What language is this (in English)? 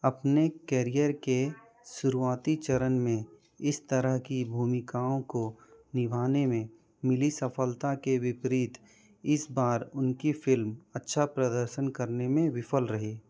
Hindi